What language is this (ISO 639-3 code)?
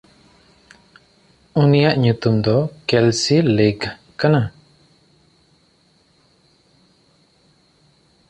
sat